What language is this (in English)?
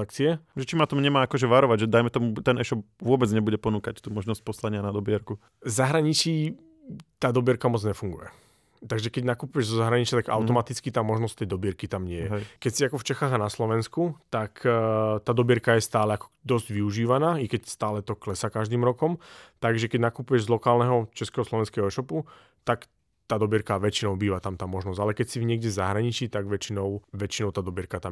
Slovak